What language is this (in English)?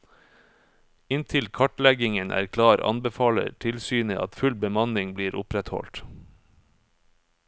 Norwegian